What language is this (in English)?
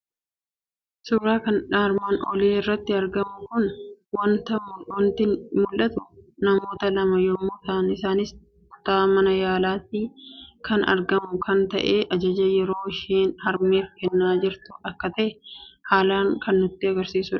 Oromo